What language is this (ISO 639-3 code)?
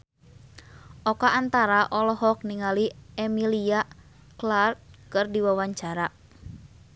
sun